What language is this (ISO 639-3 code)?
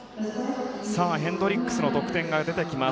jpn